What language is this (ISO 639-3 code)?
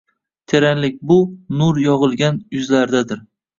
uzb